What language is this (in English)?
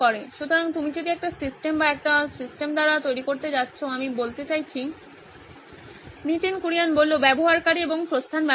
Bangla